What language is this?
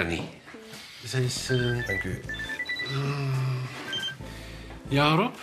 Dutch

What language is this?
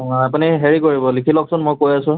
Assamese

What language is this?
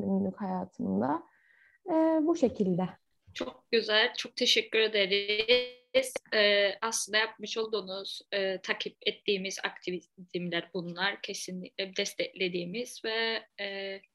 Turkish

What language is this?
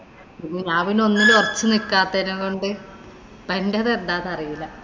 Malayalam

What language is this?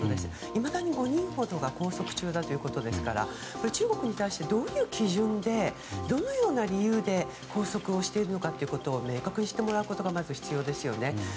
Japanese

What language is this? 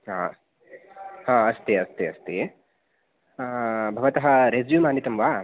Sanskrit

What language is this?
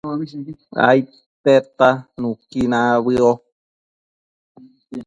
Matsés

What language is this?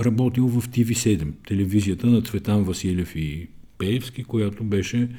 Bulgarian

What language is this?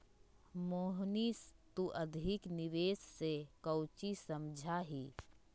Magahi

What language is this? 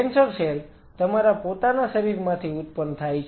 Gujarati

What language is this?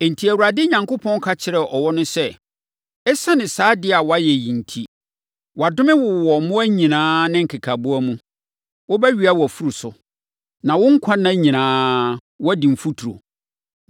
Akan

